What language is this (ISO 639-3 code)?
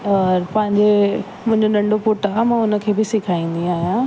snd